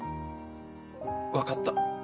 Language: Japanese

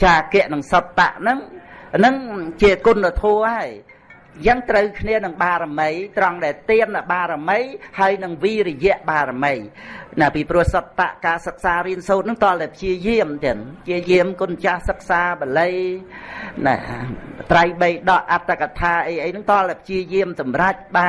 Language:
Vietnamese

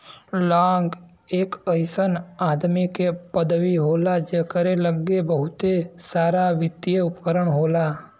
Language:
Bhojpuri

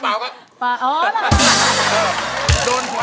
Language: Thai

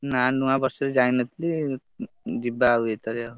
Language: Odia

